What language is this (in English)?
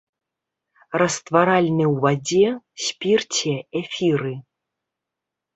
Belarusian